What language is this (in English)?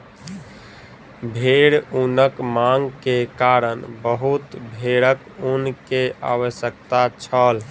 Maithili